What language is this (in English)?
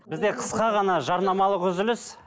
Kazakh